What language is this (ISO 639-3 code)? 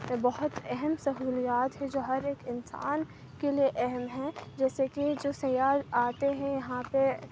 urd